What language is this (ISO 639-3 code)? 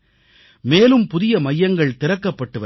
tam